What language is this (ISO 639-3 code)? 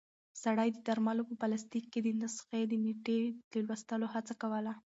pus